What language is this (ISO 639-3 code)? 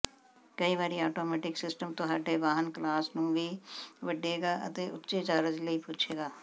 pan